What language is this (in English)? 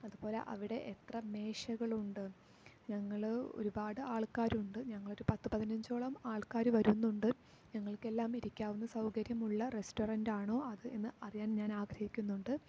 Malayalam